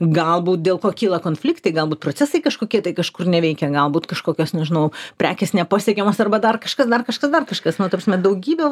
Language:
Lithuanian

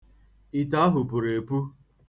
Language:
Igbo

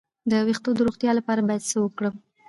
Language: Pashto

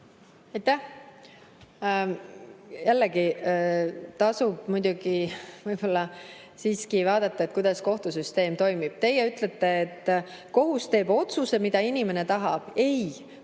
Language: Estonian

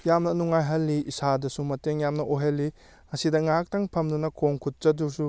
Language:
Manipuri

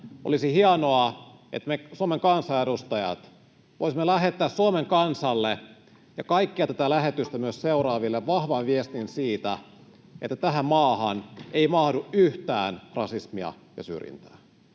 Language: Finnish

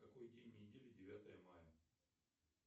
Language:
Russian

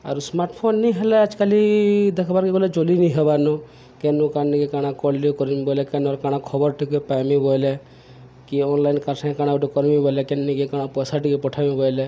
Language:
Odia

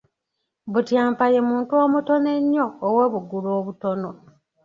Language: Ganda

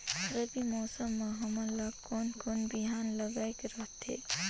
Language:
Chhattisgarhi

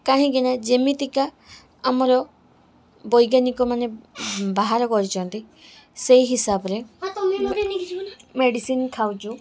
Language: Odia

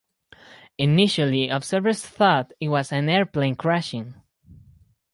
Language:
English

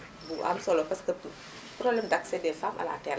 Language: Wolof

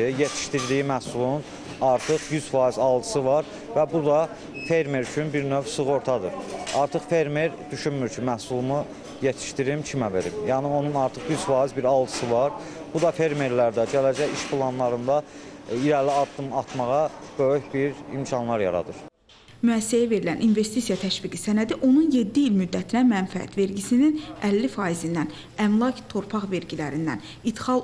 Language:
Turkish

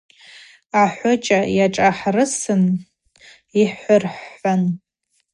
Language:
Abaza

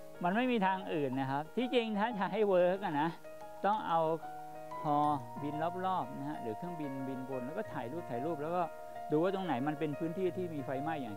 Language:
Thai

